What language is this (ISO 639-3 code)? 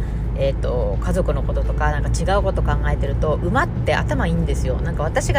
jpn